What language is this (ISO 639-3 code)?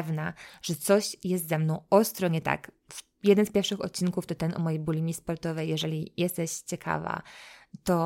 pol